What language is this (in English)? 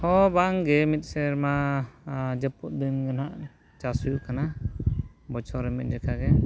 Santali